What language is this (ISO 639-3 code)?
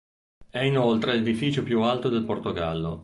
ita